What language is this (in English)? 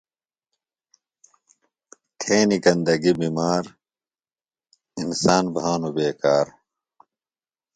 Phalura